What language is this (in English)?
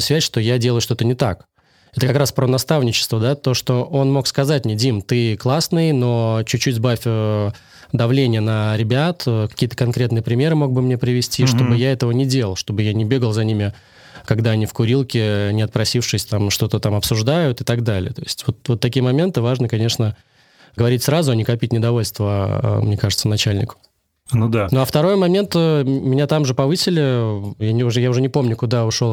Russian